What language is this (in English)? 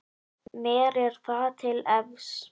Icelandic